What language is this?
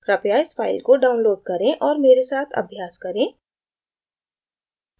Hindi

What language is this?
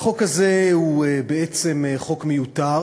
Hebrew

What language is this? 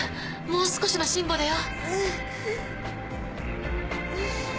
Japanese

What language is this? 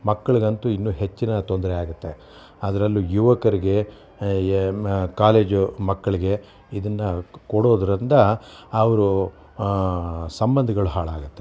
Kannada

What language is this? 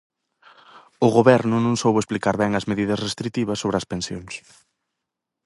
Galician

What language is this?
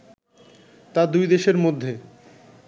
Bangla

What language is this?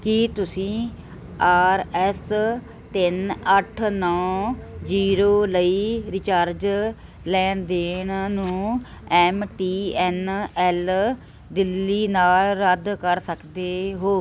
Punjabi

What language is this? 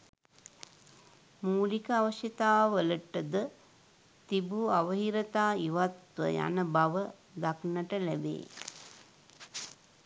Sinhala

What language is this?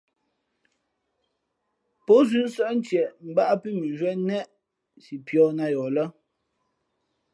Fe'fe'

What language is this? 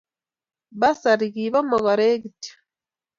Kalenjin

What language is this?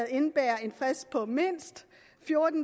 Danish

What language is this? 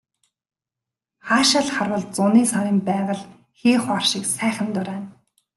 Mongolian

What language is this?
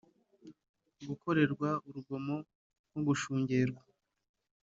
Kinyarwanda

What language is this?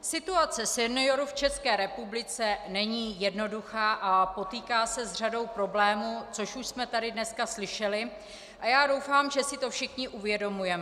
Czech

